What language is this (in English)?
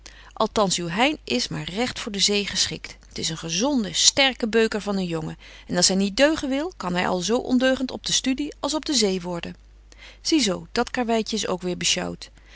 Dutch